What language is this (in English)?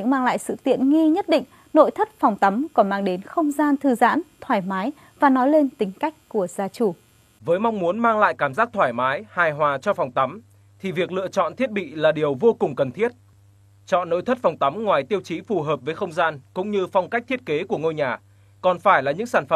Vietnamese